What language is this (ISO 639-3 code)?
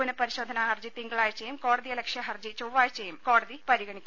mal